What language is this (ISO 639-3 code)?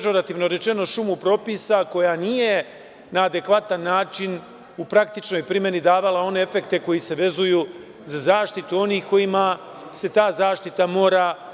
srp